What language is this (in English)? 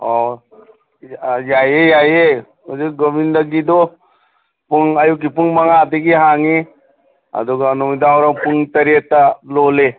Manipuri